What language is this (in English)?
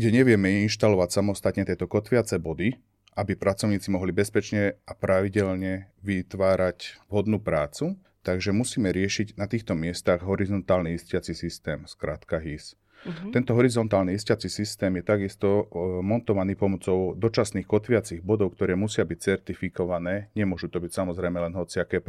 Slovak